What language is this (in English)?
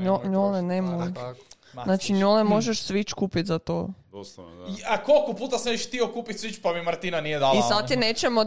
Croatian